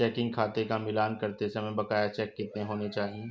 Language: Hindi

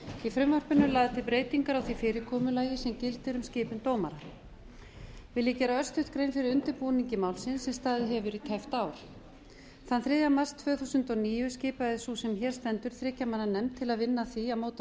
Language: Icelandic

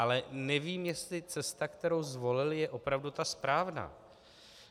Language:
Czech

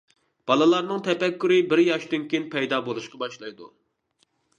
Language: Uyghur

